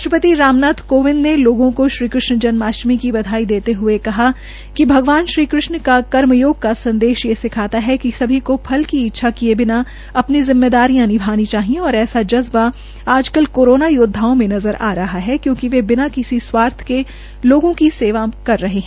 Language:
Hindi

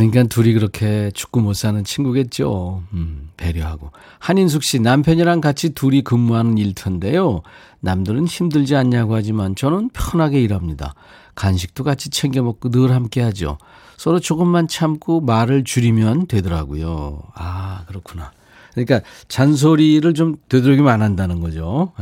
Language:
Korean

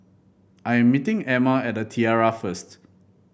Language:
English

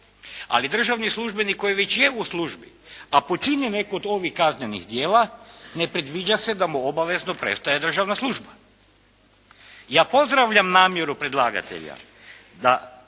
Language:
Croatian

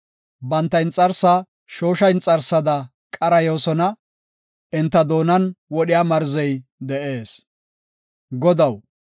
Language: Gofa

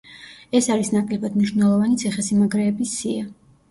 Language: Georgian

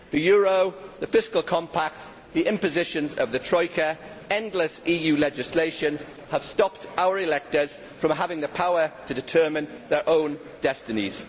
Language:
English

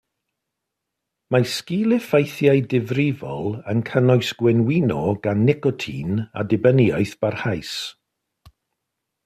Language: Welsh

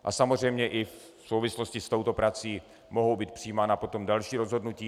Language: Czech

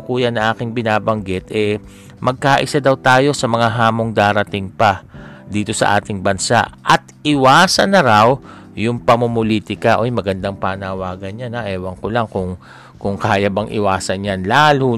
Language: Filipino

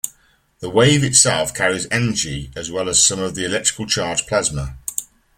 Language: English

